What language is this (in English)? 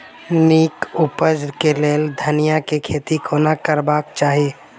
Maithili